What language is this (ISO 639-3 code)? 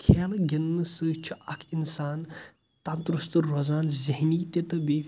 kas